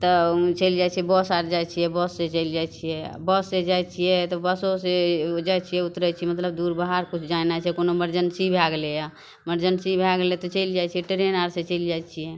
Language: Maithili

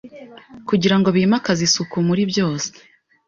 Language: Kinyarwanda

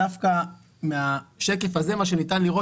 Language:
Hebrew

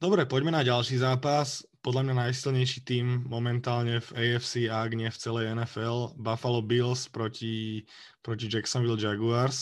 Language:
Slovak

